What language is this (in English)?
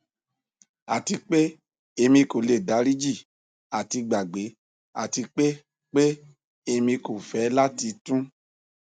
Yoruba